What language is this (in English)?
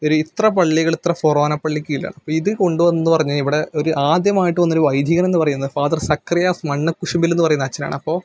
Malayalam